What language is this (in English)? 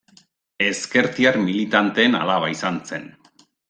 Basque